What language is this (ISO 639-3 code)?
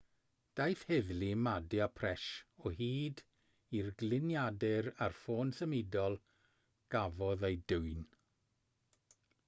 cym